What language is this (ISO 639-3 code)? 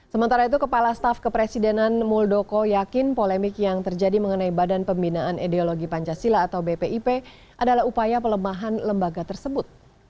ind